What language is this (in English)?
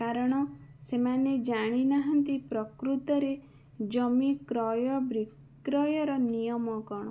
Odia